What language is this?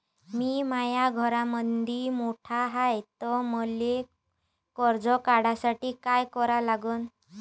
Marathi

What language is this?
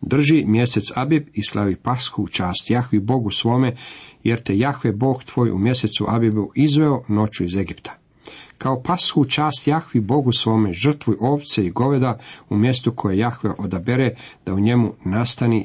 Croatian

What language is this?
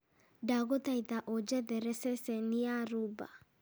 Kikuyu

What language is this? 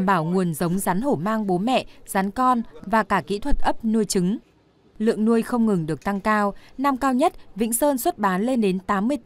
Vietnamese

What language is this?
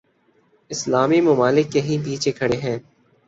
Urdu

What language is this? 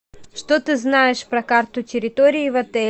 Russian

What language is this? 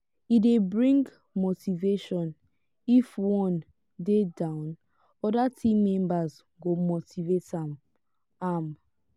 Nigerian Pidgin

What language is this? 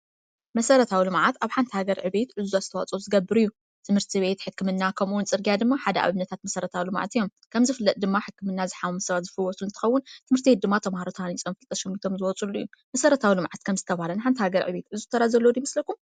Tigrinya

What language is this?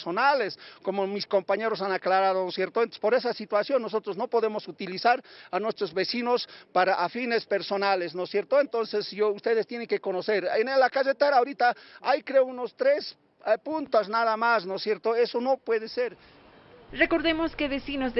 Spanish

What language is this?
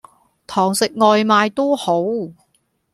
Cantonese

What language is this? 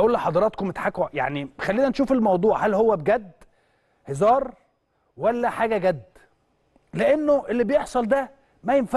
Arabic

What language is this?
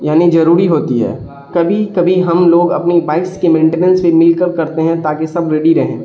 Urdu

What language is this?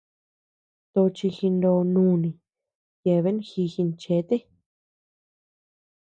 Tepeuxila Cuicatec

